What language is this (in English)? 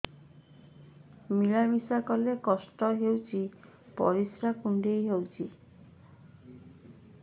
Odia